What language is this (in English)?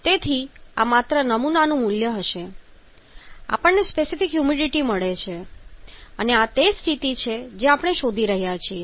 Gujarati